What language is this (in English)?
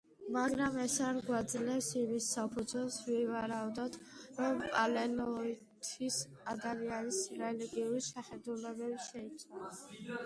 Georgian